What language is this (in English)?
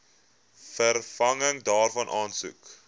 Afrikaans